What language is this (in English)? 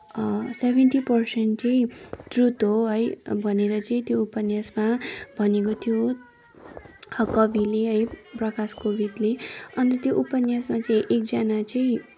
Nepali